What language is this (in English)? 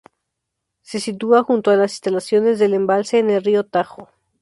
Spanish